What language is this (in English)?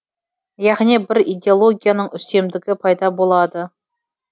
Kazakh